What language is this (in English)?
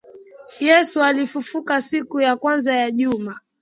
Swahili